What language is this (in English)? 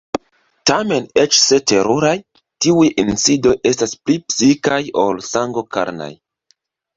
Esperanto